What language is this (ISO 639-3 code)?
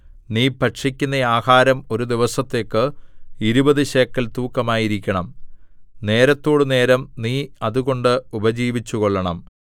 mal